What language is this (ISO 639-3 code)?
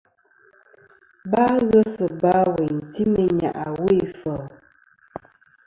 bkm